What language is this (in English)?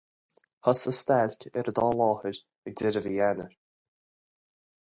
Irish